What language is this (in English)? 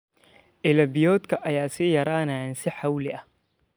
Somali